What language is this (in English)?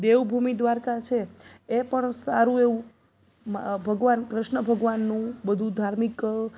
Gujarati